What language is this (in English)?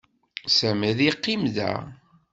Kabyle